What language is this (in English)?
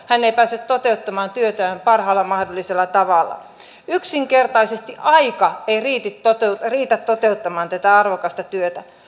Finnish